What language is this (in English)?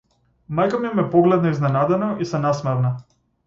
Macedonian